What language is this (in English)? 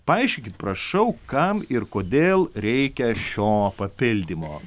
Lithuanian